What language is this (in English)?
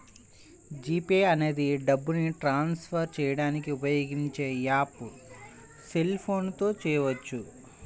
Telugu